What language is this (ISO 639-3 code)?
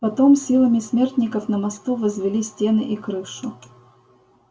rus